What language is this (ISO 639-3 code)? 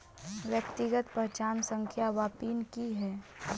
mai